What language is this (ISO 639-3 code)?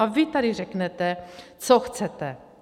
ces